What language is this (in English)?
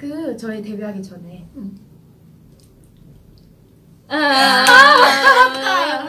Korean